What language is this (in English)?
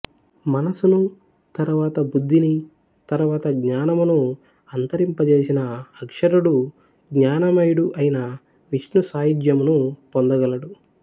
Telugu